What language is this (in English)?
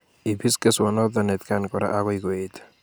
Kalenjin